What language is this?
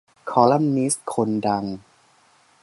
Thai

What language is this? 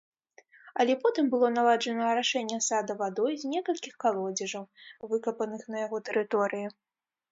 Belarusian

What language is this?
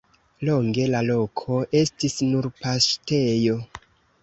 Esperanto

